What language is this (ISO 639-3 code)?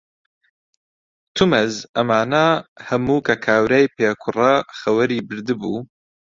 ckb